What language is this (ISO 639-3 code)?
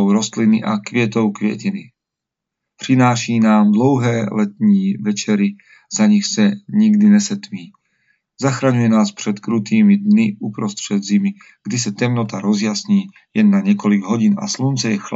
slk